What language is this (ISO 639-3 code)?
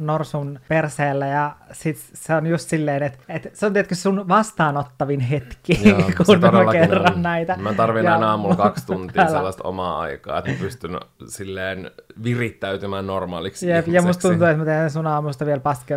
fin